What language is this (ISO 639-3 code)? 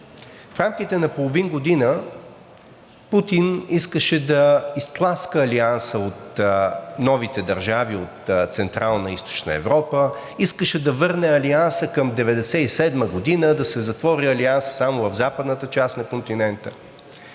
bul